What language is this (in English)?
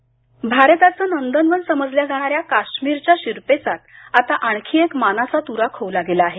Marathi